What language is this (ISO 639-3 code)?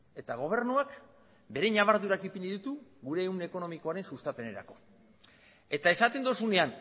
eus